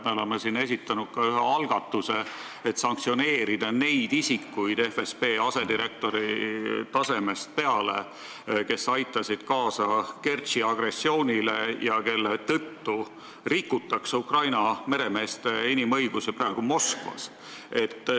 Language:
Estonian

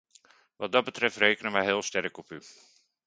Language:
Dutch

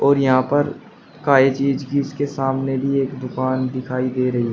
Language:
Hindi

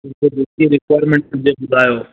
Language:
Sindhi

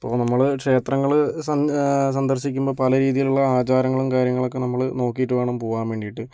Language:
Malayalam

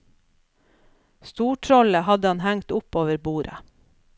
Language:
Norwegian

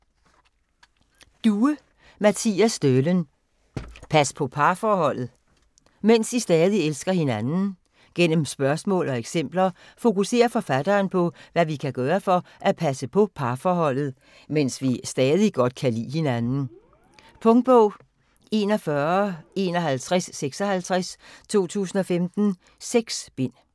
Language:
Danish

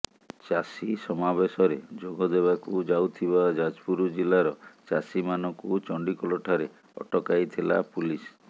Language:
Odia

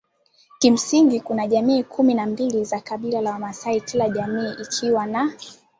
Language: Swahili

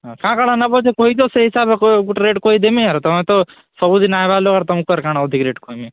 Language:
Odia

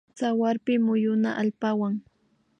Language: Imbabura Highland Quichua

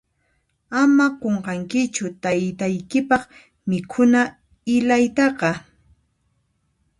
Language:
Puno Quechua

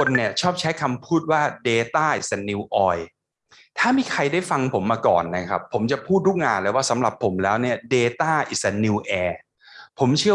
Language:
Thai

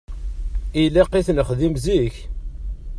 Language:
Kabyle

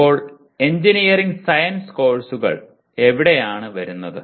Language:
Malayalam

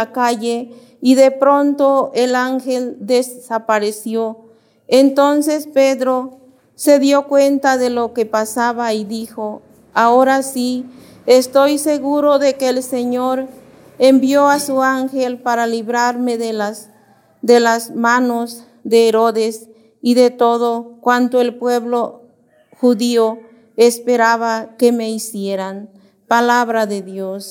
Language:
Spanish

